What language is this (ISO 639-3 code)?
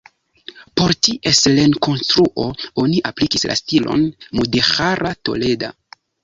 epo